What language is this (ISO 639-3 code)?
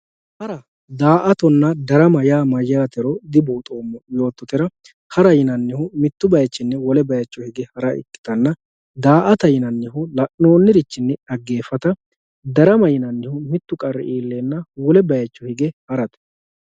sid